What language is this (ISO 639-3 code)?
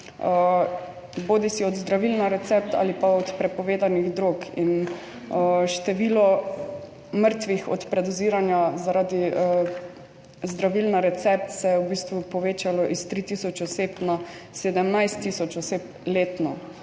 slv